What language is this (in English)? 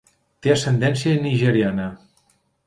Catalan